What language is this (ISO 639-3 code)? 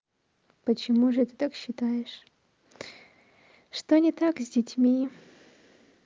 rus